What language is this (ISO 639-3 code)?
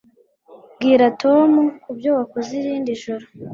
kin